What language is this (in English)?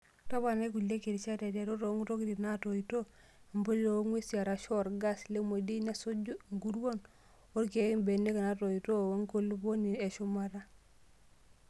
Masai